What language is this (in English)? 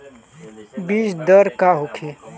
Bhojpuri